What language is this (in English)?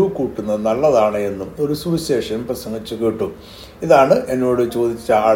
Malayalam